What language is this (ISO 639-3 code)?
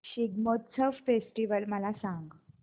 mar